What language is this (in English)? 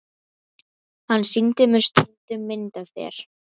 Icelandic